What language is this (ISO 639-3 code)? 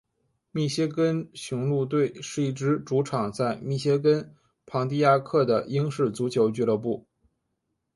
zho